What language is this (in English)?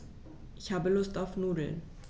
German